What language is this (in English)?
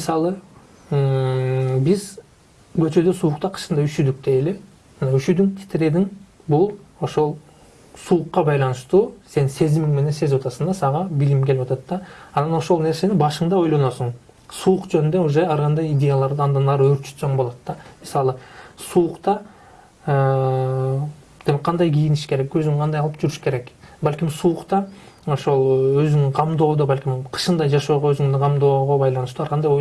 Turkish